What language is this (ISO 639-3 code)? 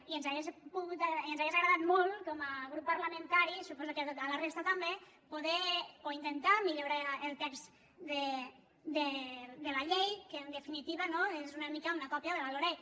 cat